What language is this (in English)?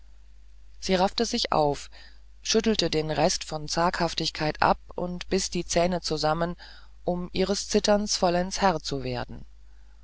German